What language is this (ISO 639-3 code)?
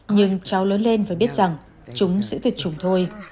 vie